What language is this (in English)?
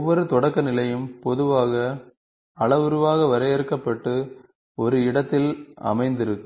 Tamil